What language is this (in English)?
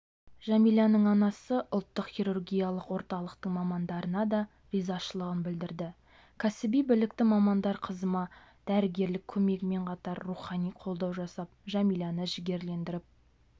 Kazakh